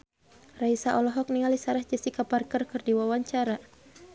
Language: Sundanese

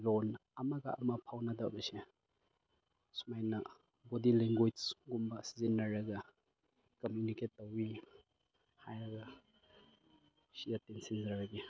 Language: Manipuri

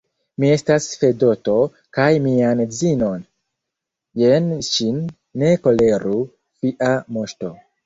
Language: Esperanto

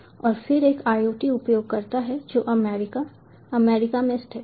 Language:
Hindi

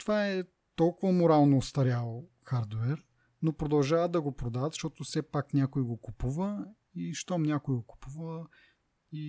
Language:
Bulgarian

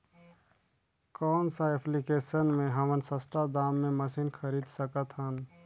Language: Chhattisgarhi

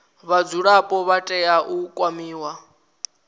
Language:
Venda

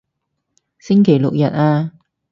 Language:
Cantonese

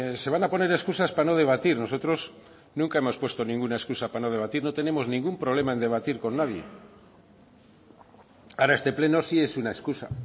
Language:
Spanish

